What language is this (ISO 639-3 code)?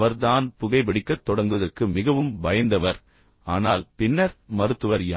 tam